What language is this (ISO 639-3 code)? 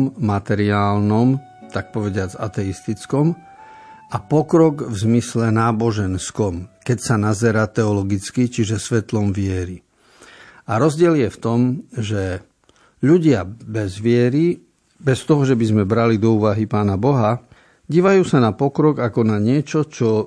slk